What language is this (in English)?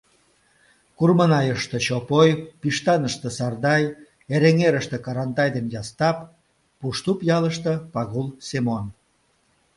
Mari